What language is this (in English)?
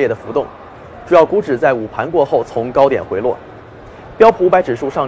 Chinese